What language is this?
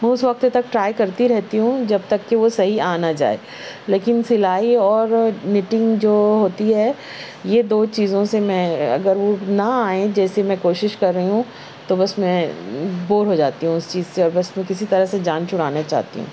Urdu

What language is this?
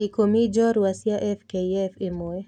Kikuyu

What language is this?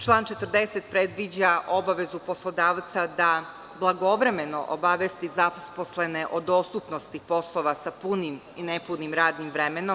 Serbian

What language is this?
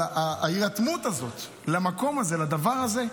Hebrew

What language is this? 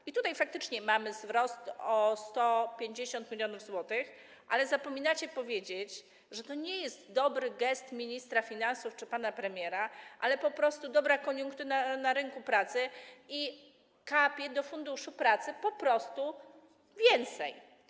Polish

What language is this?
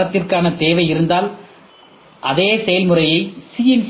Tamil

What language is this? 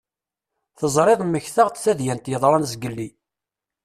Kabyle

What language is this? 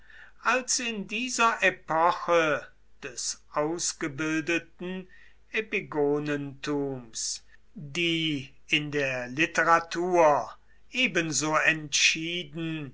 German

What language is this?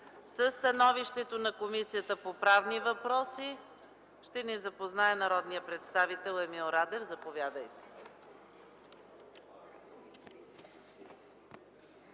Bulgarian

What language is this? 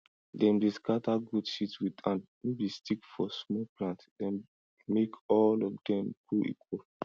Nigerian Pidgin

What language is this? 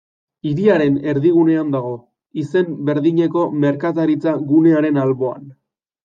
Basque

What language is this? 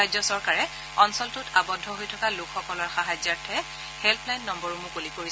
Assamese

